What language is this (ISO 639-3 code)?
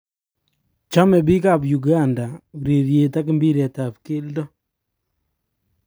kln